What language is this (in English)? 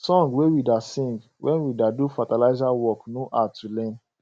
Nigerian Pidgin